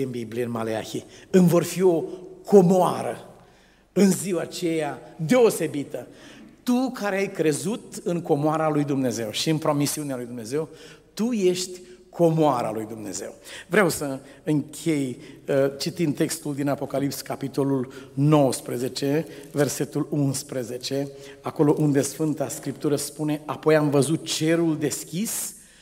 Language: Romanian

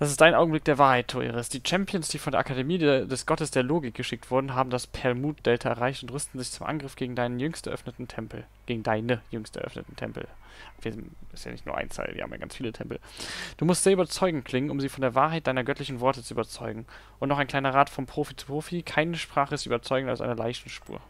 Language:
German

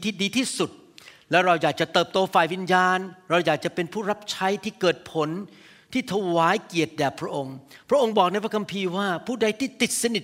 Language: Thai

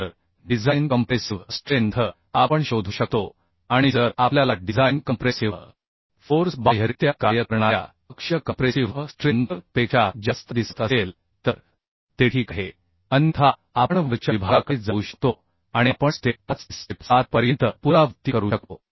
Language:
Marathi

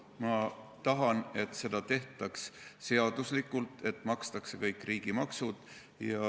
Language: Estonian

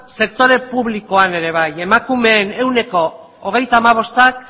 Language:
Basque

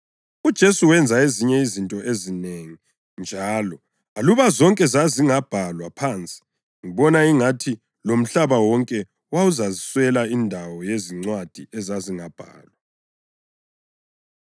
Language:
North Ndebele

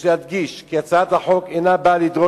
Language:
Hebrew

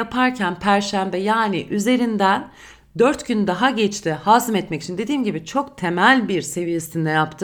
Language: Turkish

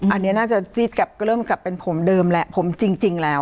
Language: Thai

